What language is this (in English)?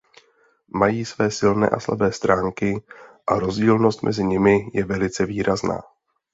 Czech